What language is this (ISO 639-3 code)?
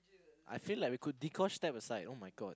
eng